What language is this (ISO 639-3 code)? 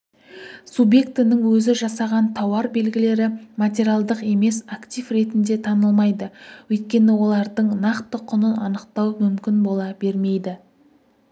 kaz